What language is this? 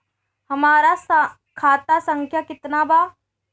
Bhojpuri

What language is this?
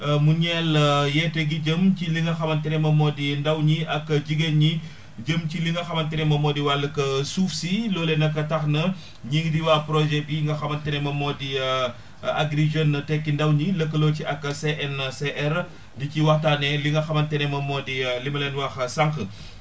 Wolof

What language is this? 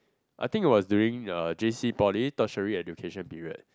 English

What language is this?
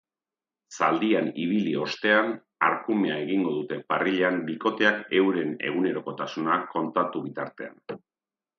Basque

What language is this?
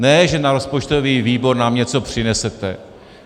Czech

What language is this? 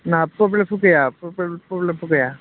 Bodo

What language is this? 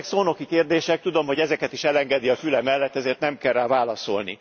Hungarian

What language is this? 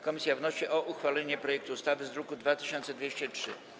Polish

